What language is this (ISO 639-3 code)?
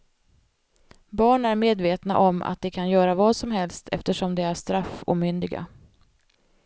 swe